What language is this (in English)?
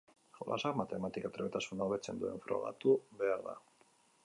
Basque